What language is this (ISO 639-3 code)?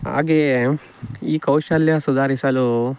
kan